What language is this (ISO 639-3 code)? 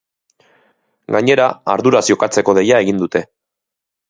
eus